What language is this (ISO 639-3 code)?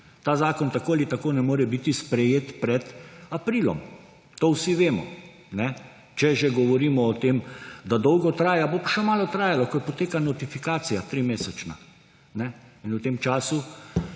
slv